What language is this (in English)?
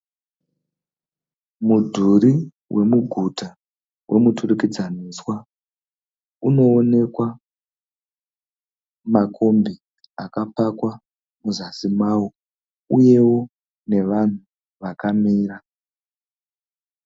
Shona